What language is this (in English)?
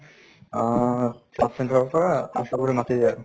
Assamese